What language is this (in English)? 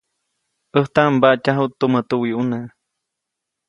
Copainalá Zoque